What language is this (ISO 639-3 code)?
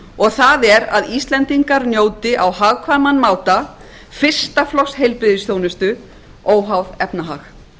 isl